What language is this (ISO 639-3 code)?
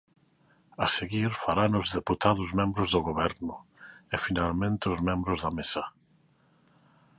glg